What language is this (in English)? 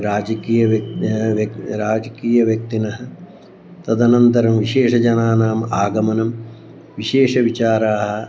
Sanskrit